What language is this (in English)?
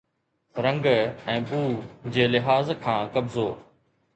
Sindhi